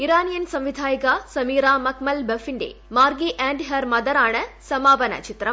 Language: Malayalam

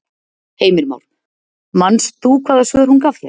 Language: Icelandic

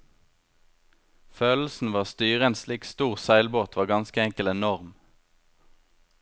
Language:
Norwegian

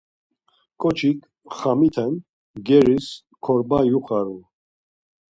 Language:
Laz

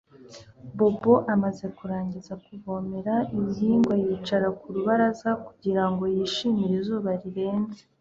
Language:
Kinyarwanda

